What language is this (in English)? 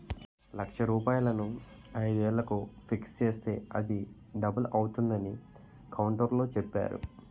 Telugu